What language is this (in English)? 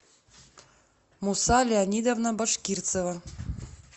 Russian